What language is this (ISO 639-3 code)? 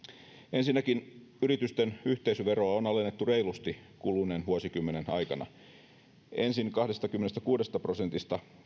fin